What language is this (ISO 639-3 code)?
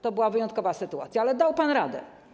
pol